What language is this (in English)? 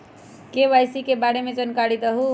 Magahi